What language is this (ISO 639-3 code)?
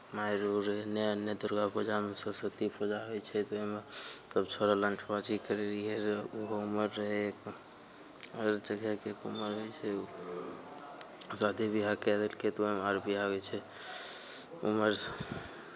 mai